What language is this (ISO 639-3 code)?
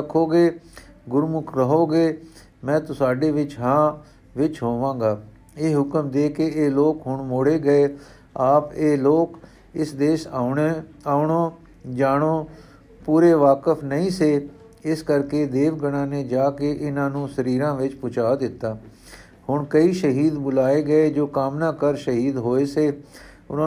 pan